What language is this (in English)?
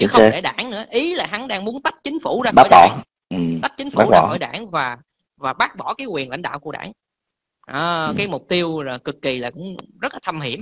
Vietnamese